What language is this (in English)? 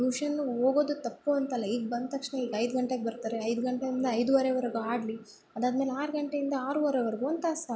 Kannada